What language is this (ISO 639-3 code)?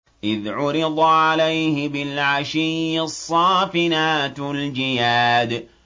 ara